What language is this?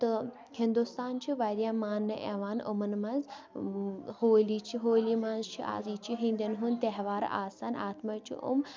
Kashmiri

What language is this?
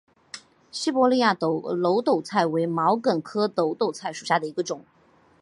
Chinese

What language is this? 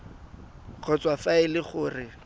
Tswana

